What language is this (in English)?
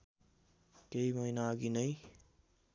Nepali